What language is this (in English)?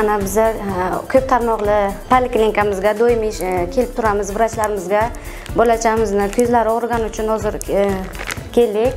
Turkish